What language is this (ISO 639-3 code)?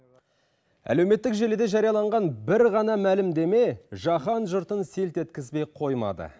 kaz